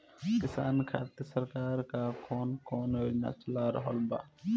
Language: Bhojpuri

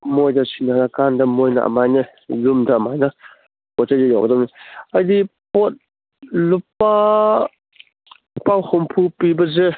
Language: Manipuri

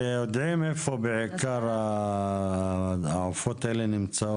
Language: Hebrew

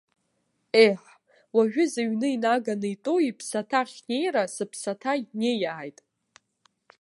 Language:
Abkhazian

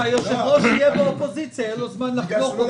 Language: Hebrew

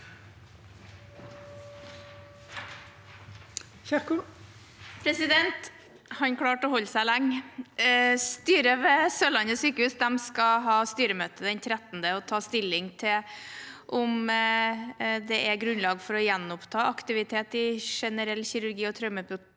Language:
Norwegian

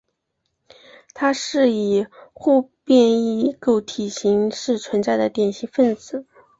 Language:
Chinese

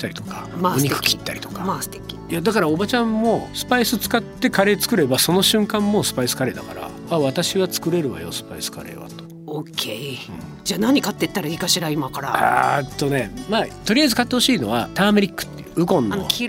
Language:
Japanese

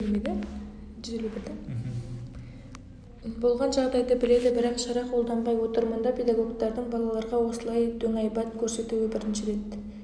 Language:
Kazakh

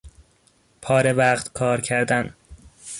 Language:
Persian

